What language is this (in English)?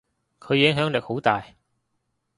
Cantonese